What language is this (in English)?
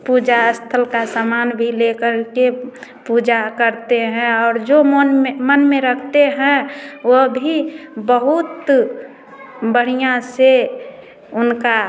Hindi